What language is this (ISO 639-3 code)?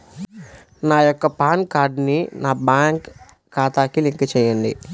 tel